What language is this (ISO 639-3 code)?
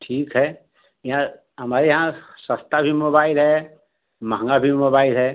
hin